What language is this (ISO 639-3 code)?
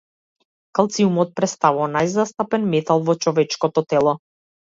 mkd